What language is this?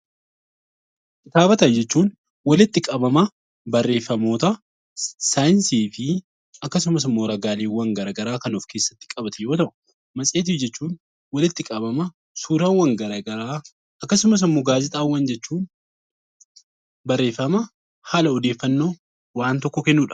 Oromo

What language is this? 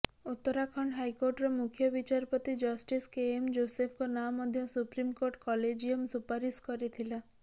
Odia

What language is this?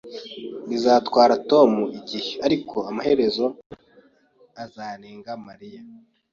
Kinyarwanda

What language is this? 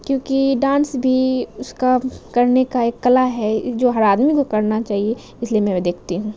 Urdu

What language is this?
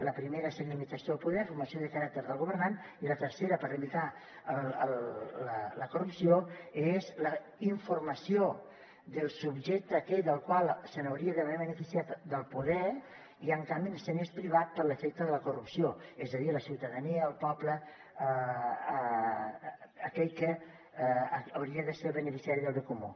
Catalan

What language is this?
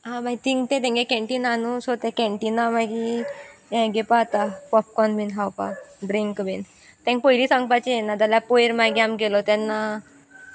Konkani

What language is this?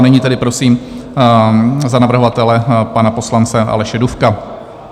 Czech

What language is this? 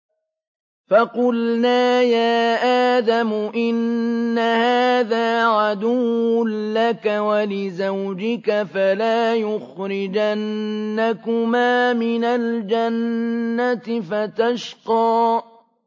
Arabic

